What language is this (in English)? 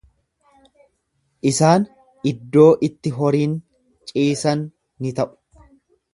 Oromo